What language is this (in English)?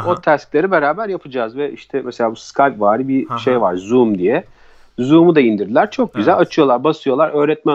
Turkish